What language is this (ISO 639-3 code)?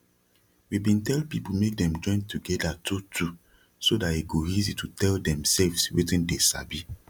pcm